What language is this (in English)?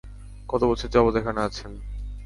Bangla